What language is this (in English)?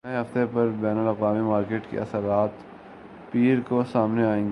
Urdu